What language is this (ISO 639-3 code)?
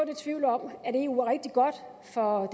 dan